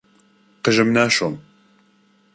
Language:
Central Kurdish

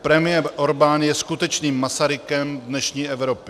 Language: Czech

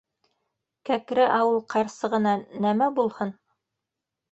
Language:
Bashkir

